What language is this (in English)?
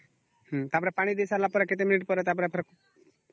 Odia